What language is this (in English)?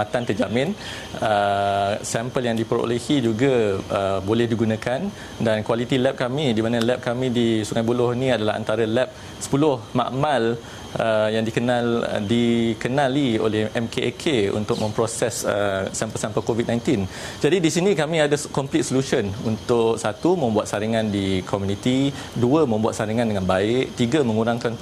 Malay